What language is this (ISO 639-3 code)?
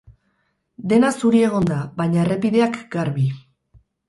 eus